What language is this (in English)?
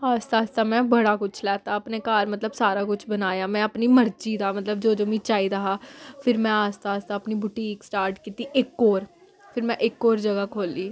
Dogri